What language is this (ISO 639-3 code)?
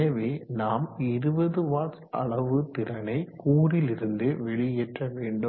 tam